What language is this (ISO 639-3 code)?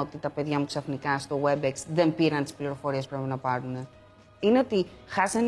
ell